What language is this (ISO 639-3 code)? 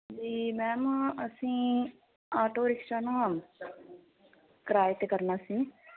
pan